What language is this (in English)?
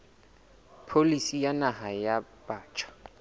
Southern Sotho